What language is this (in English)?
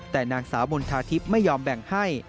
Thai